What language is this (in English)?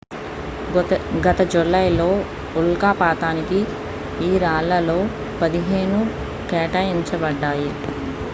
Telugu